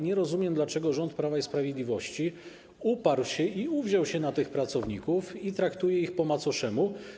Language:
Polish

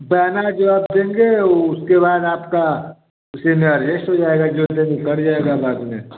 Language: Hindi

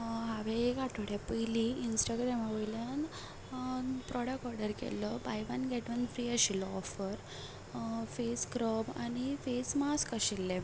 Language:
Konkani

